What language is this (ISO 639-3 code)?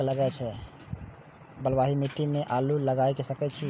mai